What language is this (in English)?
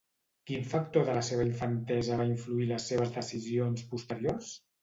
Catalan